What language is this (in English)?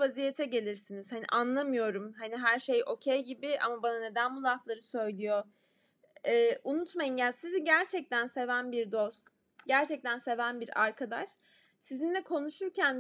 Turkish